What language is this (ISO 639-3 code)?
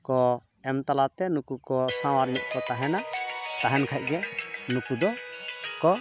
sat